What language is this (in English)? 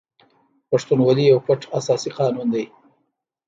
Pashto